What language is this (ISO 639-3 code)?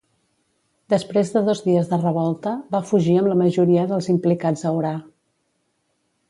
cat